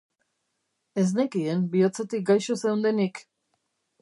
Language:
Basque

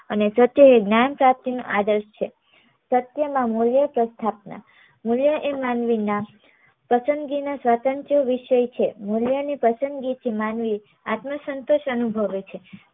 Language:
Gujarati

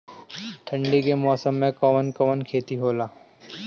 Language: Bhojpuri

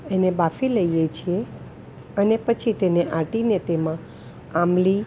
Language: Gujarati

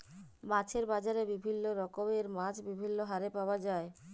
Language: Bangla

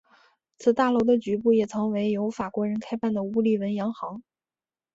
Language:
Chinese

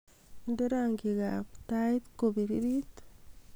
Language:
Kalenjin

